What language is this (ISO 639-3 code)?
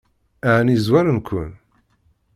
kab